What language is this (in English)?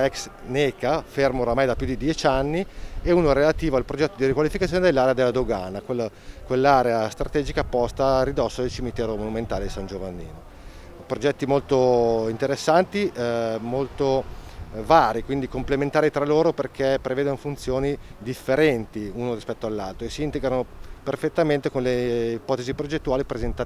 Italian